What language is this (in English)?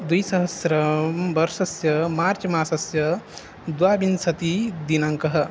Sanskrit